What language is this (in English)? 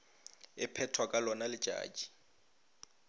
Northern Sotho